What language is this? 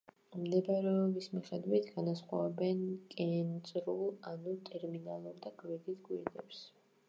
Georgian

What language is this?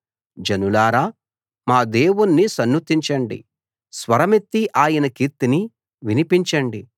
Telugu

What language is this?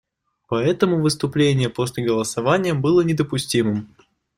Russian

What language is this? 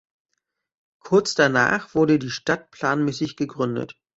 German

